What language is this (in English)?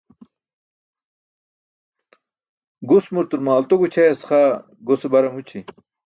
Burushaski